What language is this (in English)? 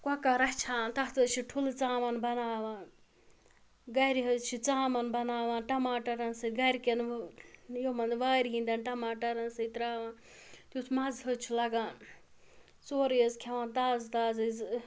Kashmiri